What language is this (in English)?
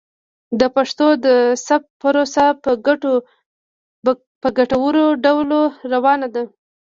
Pashto